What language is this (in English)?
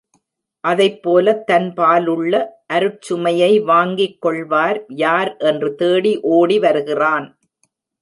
Tamil